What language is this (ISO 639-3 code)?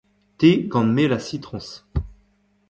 bre